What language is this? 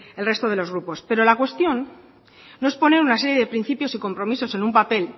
Spanish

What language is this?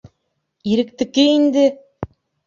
Bashkir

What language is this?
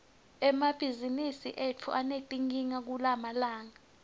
Swati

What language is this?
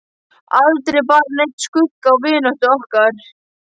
Icelandic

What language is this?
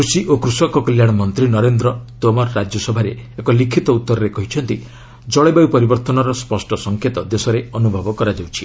Odia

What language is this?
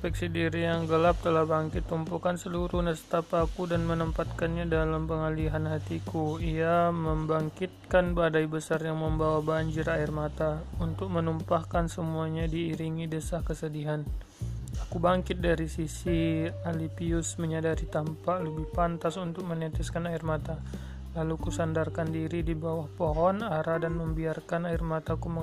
Malay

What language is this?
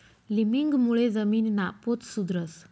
Marathi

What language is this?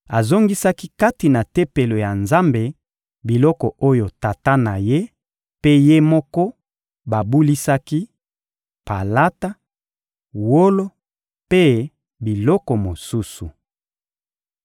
Lingala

